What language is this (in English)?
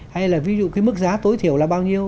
Vietnamese